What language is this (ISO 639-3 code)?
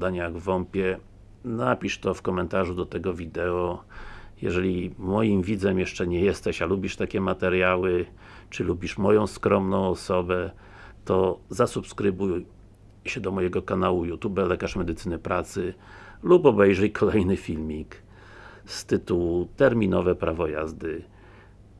pol